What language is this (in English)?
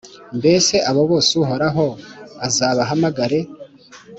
Kinyarwanda